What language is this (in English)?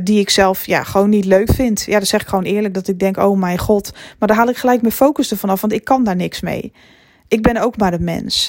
Dutch